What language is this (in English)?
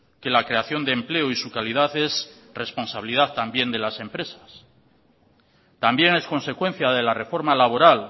Spanish